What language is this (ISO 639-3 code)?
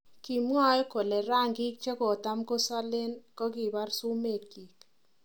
kln